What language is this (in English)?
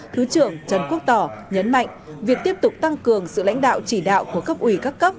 Vietnamese